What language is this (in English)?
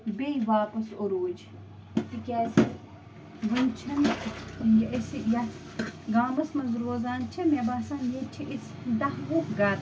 Kashmiri